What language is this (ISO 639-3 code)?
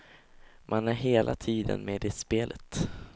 swe